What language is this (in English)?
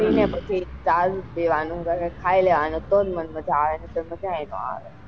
Gujarati